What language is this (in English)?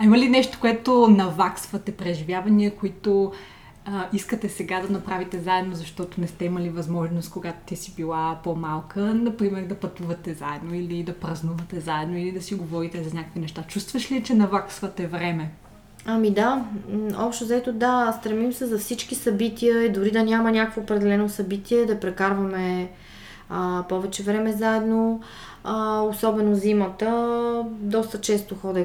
Bulgarian